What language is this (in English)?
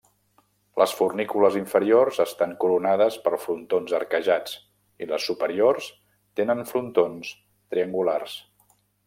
Catalan